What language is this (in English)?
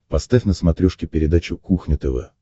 Russian